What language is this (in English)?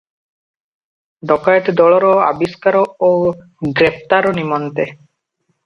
Odia